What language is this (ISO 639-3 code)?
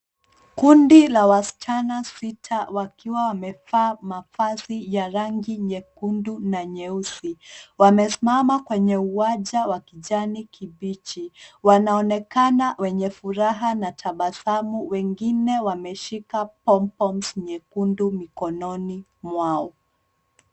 swa